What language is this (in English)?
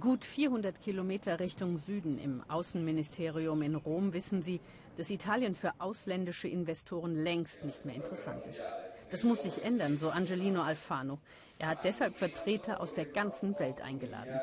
German